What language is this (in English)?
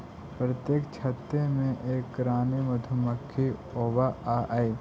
Magahi